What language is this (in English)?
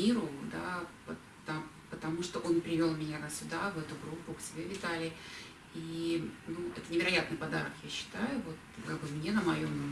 Russian